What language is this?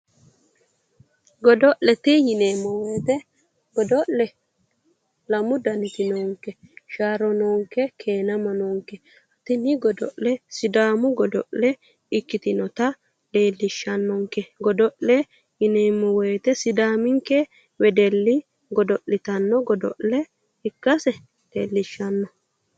Sidamo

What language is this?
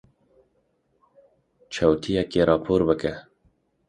Kurdish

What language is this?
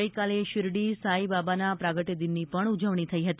Gujarati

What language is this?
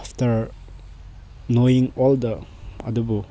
Manipuri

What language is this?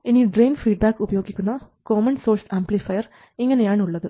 Malayalam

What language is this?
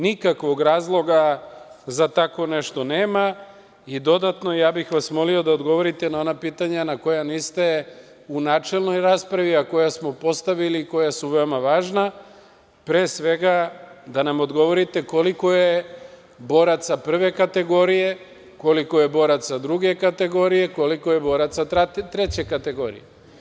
Serbian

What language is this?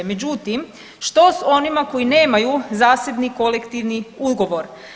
Croatian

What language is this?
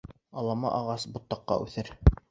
Bashkir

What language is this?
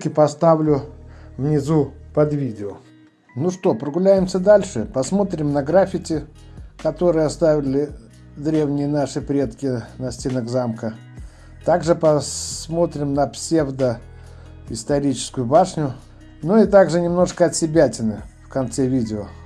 Russian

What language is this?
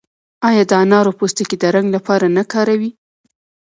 Pashto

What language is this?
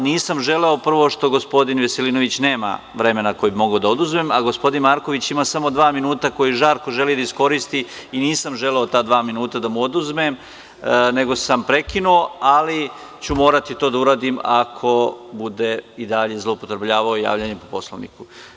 Serbian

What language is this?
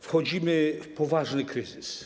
Polish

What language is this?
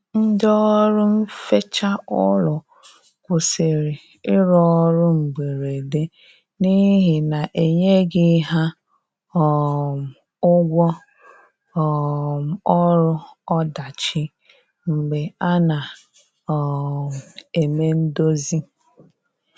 Igbo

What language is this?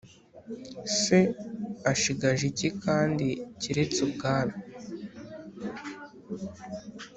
Kinyarwanda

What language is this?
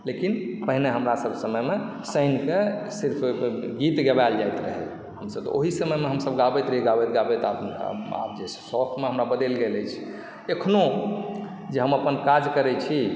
Maithili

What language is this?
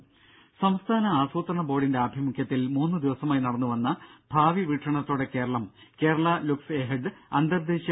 Malayalam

